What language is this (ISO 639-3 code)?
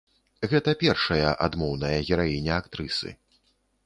bel